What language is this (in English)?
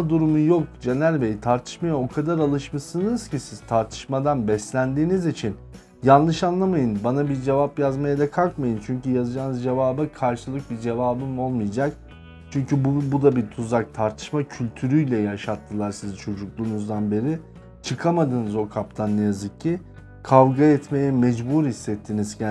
Turkish